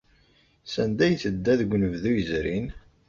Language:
Kabyle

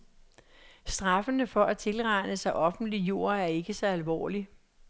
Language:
Danish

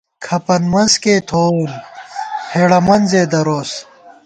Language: Gawar-Bati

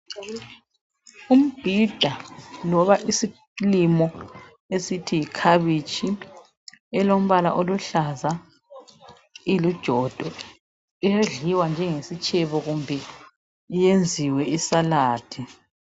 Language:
North Ndebele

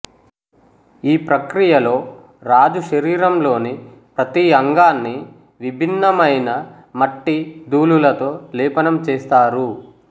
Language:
Telugu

